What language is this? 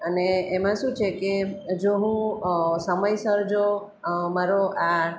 Gujarati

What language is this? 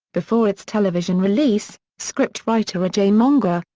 English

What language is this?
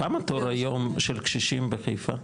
Hebrew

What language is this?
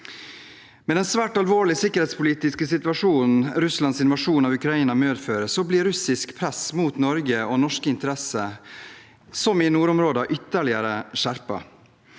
Norwegian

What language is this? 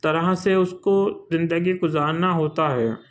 Urdu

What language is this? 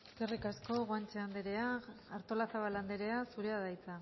Basque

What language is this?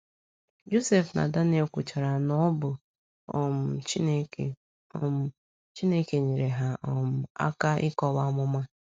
Igbo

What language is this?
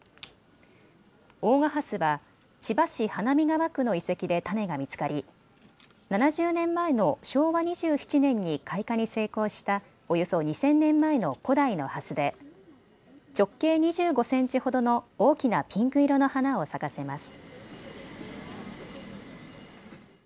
Japanese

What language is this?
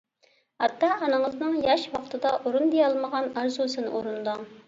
Uyghur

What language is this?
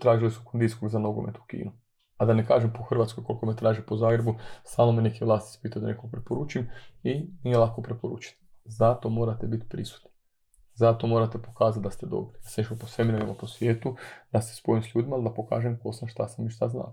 Croatian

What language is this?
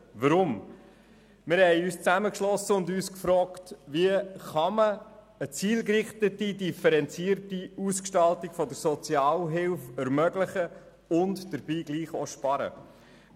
Swiss German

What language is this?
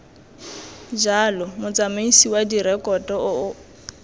Tswana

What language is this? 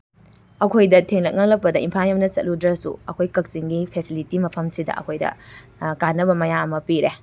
Manipuri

